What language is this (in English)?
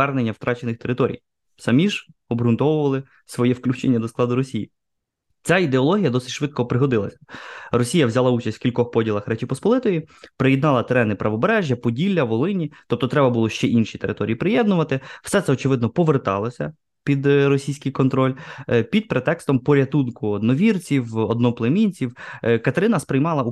Ukrainian